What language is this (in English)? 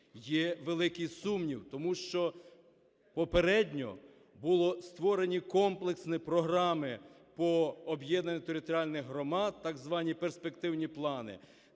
Ukrainian